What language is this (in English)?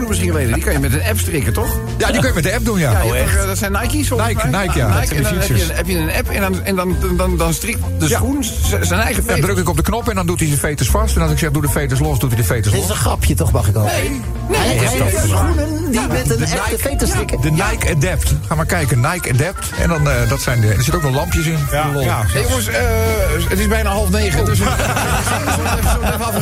Dutch